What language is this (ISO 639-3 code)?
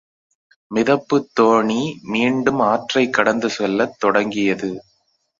tam